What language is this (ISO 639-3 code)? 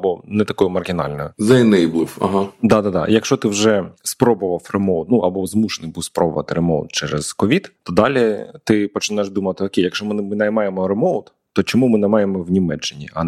ukr